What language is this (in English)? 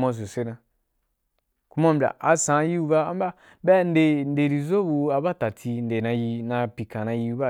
Wapan